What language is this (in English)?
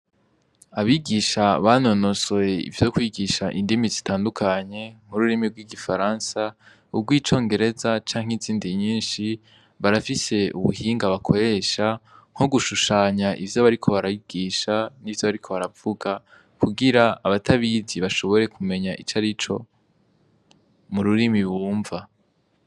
Rundi